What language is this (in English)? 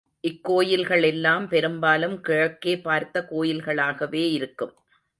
Tamil